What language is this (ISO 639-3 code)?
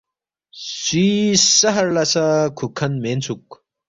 bft